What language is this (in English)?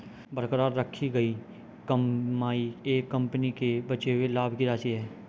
Hindi